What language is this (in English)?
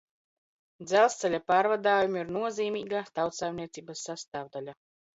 Latvian